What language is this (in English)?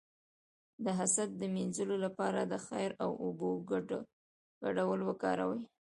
Pashto